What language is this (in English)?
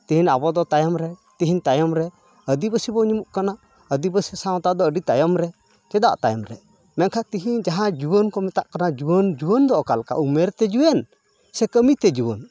Santali